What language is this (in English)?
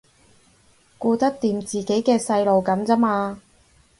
Cantonese